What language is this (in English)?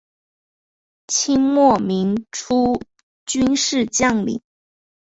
Chinese